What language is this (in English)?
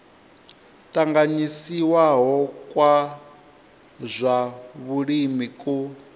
Venda